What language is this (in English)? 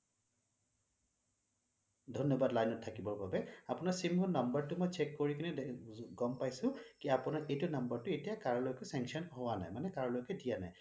Assamese